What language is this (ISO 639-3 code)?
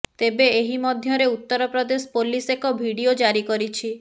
ori